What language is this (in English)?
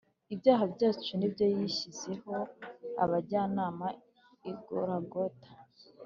Kinyarwanda